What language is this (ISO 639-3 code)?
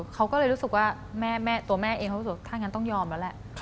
tha